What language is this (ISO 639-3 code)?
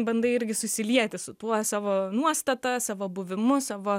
lit